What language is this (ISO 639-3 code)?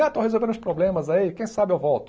por